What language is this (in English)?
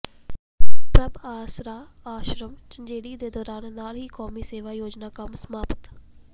Punjabi